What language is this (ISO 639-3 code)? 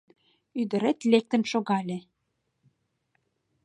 chm